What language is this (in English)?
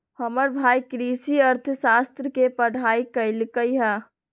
Magahi